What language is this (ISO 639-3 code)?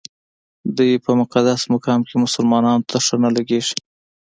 pus